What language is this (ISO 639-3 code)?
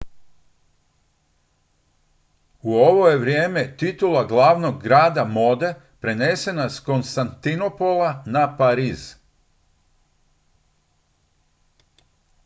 hrv